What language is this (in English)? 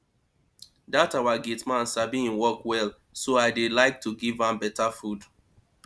Nigerian Pidgin